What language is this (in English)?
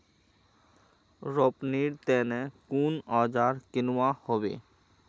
Magahi